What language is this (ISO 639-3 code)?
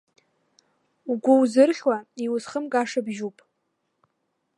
abk